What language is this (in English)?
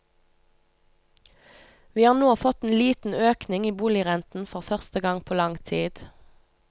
Norwegian